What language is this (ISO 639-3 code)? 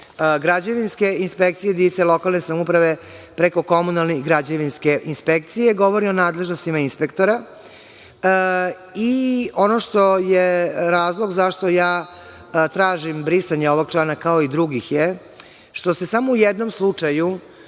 srp